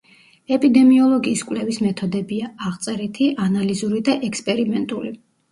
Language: Georgian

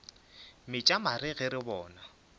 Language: Northern Sotho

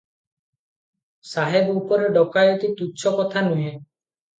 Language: Odia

